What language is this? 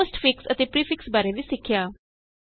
Punjabi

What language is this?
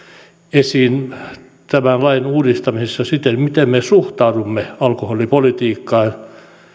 Finnish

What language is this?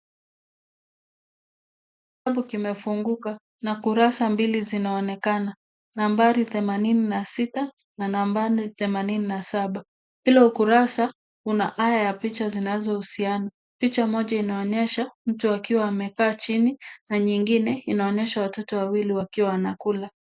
Swahili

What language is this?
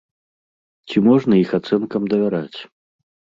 Belarusian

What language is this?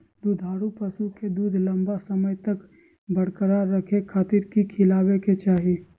Magahi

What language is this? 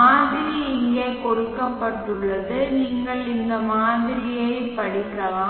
Tamil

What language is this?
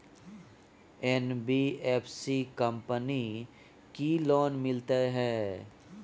Maithili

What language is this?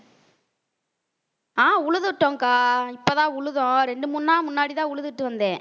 Tamil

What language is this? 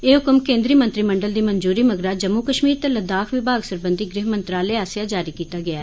Dogri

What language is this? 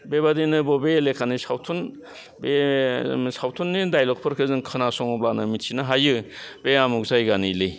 Bodo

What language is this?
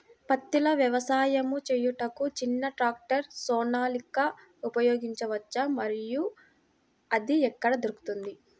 Telugu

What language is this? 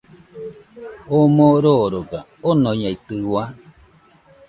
Nüpode Huitoto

